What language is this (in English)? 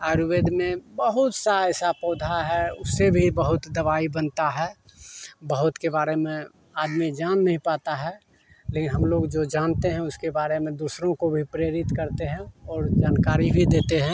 Hindi